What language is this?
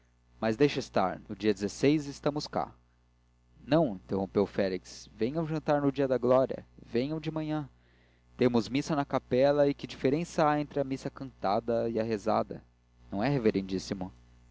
Portuguese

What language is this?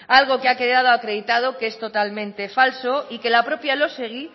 Spanish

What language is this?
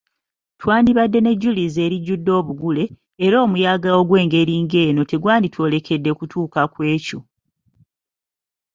Ganda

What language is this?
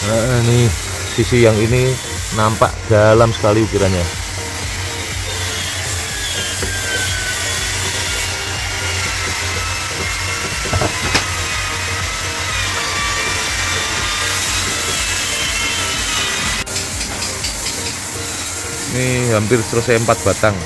Indonesian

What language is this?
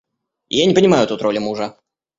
Russian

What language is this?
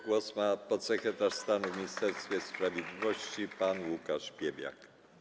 Polish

